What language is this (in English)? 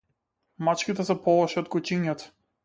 Macedonian